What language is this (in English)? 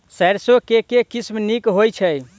Maithili